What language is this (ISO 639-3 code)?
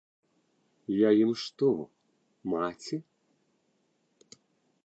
bel